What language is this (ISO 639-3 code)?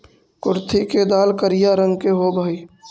mag